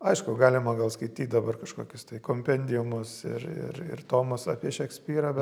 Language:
Lithuanian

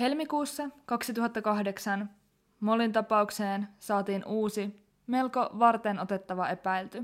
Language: Finnish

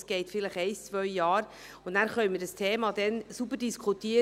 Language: Swiss German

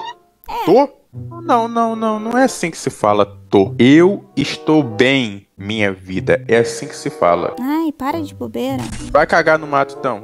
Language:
Portuguese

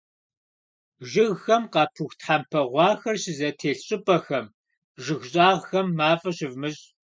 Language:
Kabardian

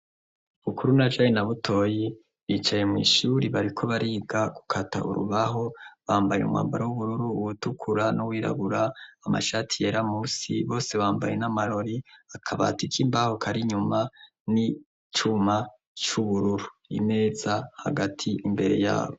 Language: Rundi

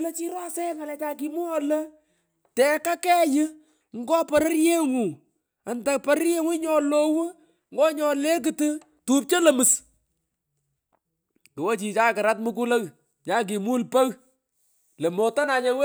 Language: Pökoot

